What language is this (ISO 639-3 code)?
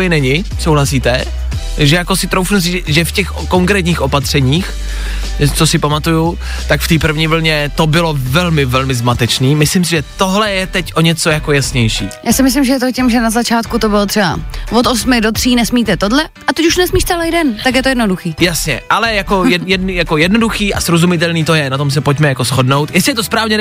ces